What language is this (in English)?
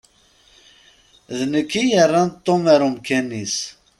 Kabyle